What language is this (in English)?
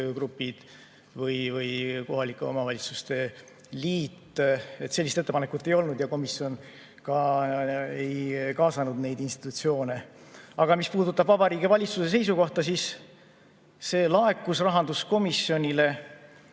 Estonian